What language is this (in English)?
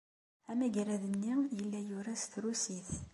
Kabyle